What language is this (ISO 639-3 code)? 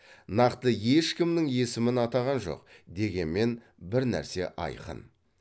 kaz